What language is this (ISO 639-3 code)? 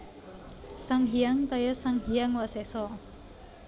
jav